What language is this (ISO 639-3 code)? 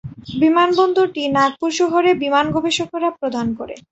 ben